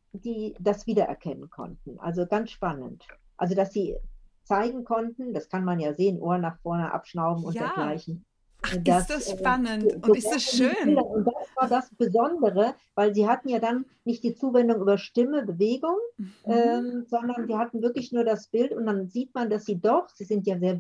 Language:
German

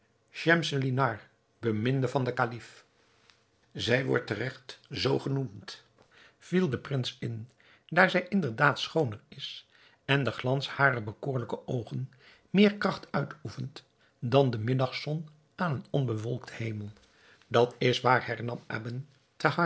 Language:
Dutch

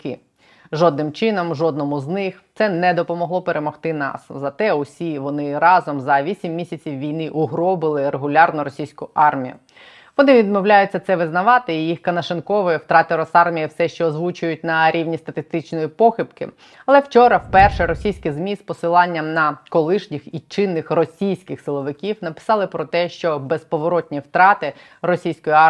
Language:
Ukrainian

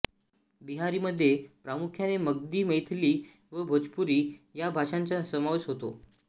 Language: Marathi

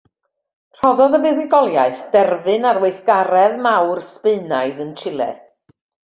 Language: Welsh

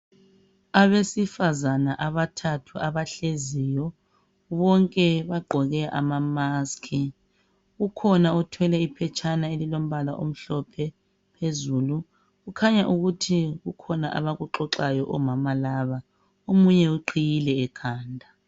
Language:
North Ndebele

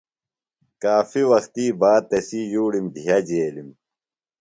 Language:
Phalura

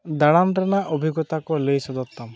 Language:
Santali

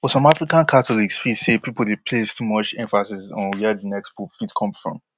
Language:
Nigerian Pidgin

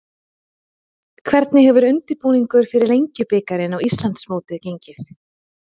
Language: Icelandic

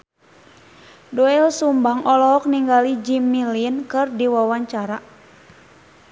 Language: Sundanese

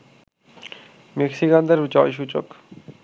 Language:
Bangla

